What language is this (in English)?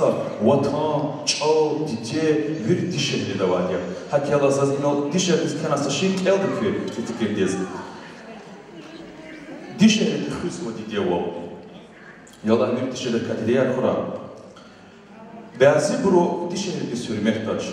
Arabic